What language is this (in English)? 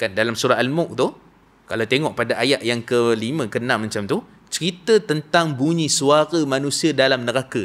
Malay